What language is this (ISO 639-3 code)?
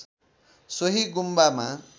nep